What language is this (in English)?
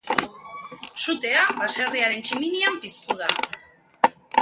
Basque